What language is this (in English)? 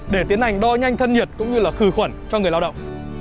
Vietnamese